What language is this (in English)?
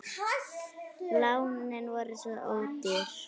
Icelandic